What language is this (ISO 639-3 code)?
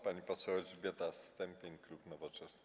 pol